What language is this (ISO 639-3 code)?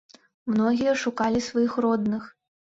bel